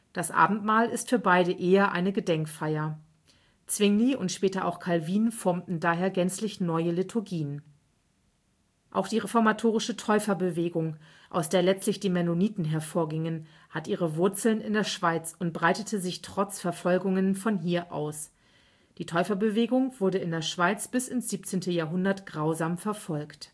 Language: German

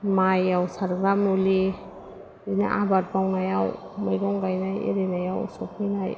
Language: Bodo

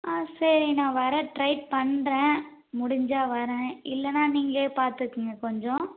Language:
Tamil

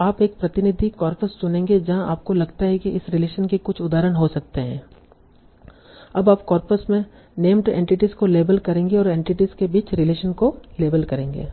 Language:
Hindi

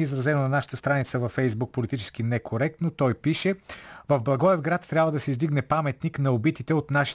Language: Bulgarian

